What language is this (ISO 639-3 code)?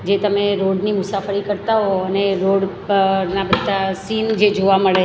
guj